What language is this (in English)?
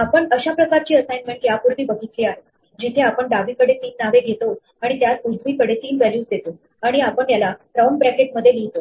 Marathi